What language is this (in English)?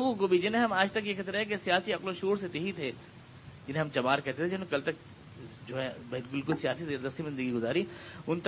Urdu